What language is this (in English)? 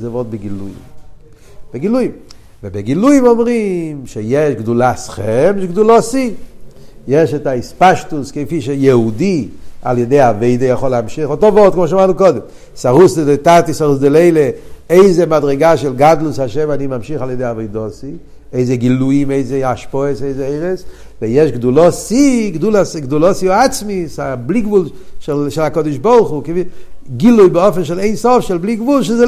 Hebrew